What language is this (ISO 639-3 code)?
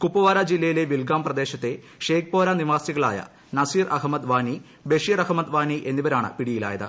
mal